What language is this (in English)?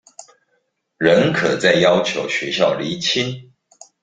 Chinese